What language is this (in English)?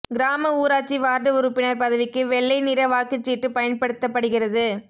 Tamil